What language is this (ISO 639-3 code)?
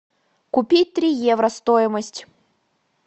rus